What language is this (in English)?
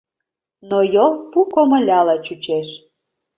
Mari